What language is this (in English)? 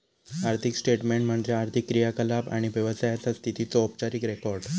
Marathi